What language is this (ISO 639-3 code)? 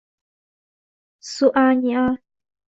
zho